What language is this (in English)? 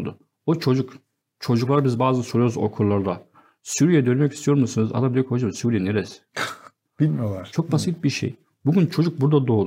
Turkish